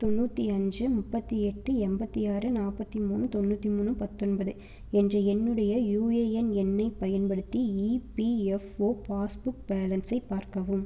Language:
Tamil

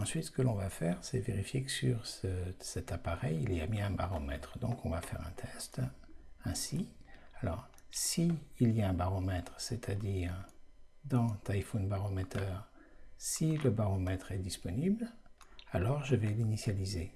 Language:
French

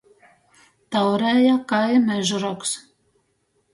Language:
Latgalian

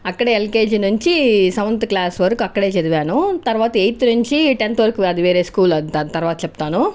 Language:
Telugu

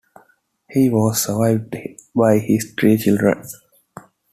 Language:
English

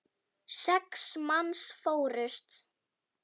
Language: Icelandic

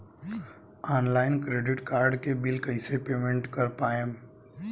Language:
Bhojpuri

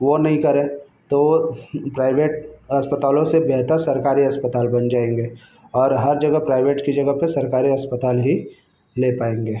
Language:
Hindi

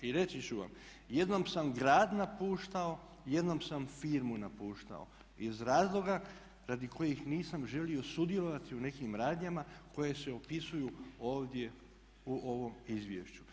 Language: Croatian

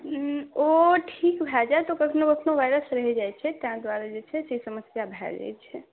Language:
Maithili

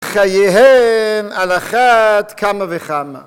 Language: Hebrew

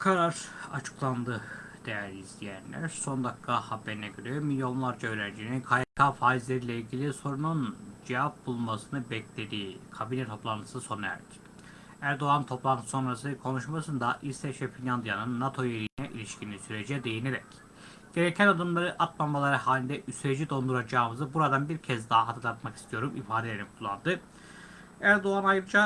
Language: Turkish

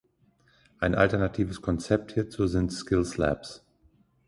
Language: German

